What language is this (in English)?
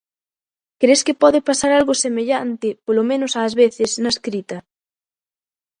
Galician